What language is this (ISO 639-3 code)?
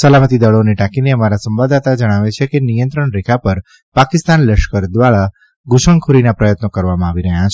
guj